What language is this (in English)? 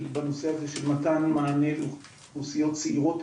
Hebrew